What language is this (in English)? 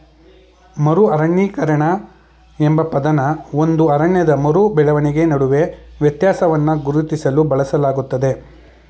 Kannada